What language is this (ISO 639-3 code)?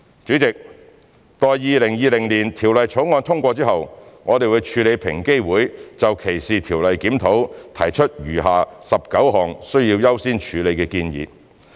yue